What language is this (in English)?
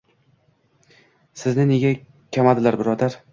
Uzbek